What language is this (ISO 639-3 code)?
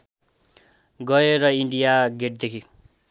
nep